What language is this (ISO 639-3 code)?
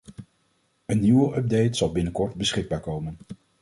nld